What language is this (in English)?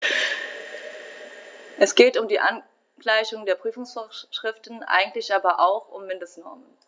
German